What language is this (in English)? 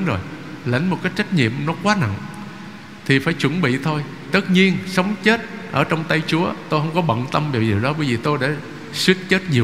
Vietnamese